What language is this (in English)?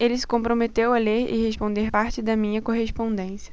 Portuguese